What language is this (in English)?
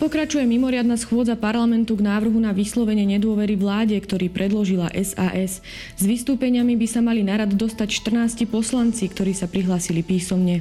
Slovak